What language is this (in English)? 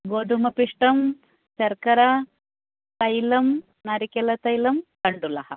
Sanskrit